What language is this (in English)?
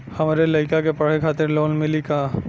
Bhojpuri